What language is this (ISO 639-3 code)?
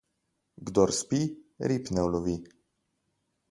slv